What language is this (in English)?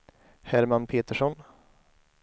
Swedish